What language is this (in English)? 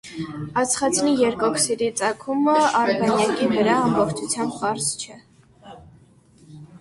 Armenian